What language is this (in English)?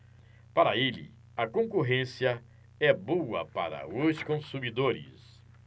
Portuguese